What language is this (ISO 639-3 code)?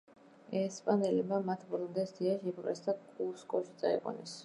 kat